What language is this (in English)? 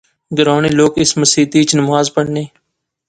Pahari-Potwari